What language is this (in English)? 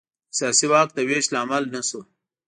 Pashto